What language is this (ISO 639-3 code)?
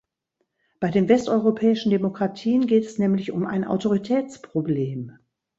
deu